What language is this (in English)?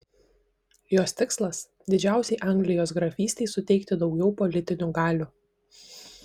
Lithuanian